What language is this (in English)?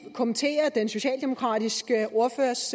Danish